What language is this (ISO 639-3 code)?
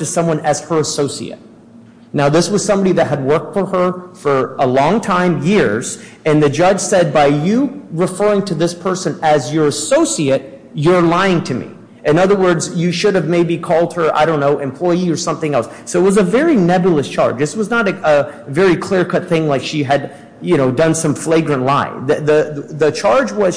eng